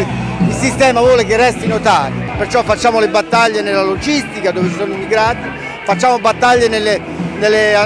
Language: Italian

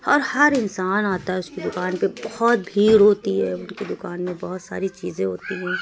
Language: Urdu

